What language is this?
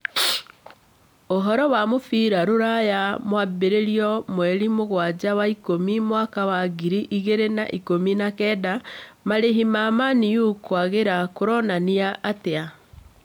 Kikuyu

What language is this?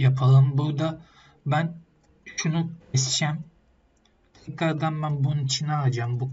Turkish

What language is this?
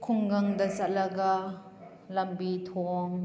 Manipuri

